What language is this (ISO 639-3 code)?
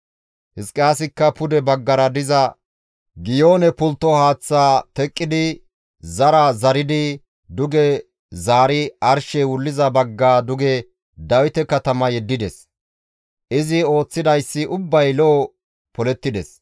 gmv